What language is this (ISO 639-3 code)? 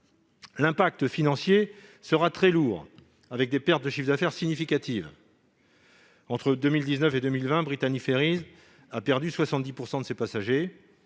fra